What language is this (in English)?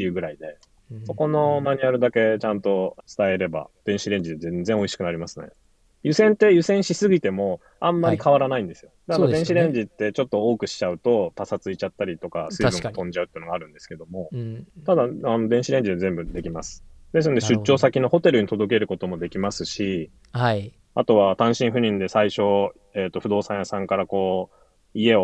Japanese